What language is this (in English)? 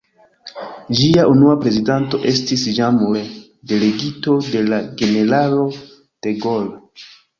Esperanto